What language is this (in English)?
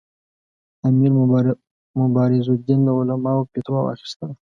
Pashto